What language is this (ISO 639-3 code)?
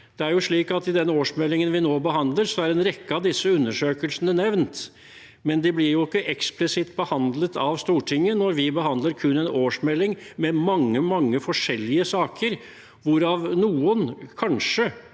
nor